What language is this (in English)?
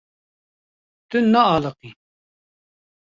Kurdish